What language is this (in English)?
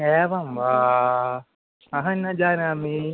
Sanskrit